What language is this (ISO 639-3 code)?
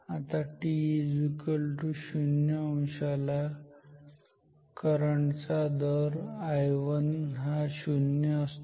mar